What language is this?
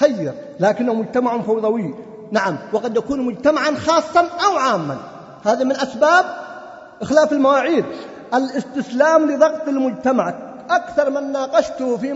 Arabic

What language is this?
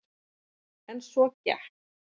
Icelandic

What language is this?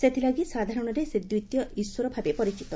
Odia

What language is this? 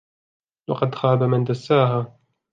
Arabic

